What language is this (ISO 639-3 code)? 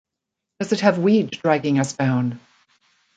eng